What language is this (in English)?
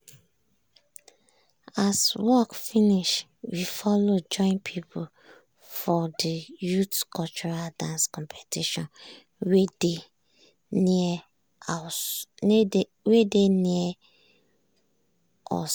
Nigerian Pidgin